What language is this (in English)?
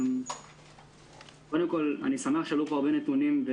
Hebrew